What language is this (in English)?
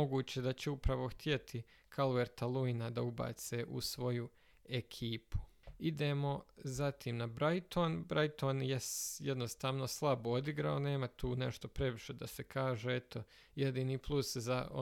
Croatian